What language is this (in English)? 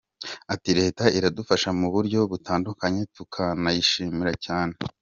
Kinyarwanda